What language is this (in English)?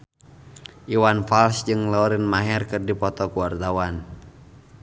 Sundanese